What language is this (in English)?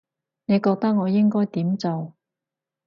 Cantonese